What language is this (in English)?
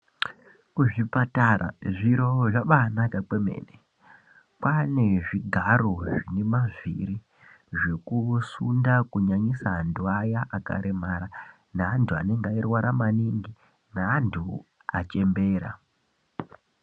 Ndau